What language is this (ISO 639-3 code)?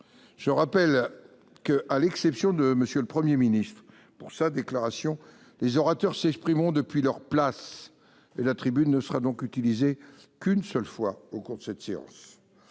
fra